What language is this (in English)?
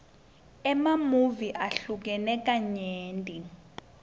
Swati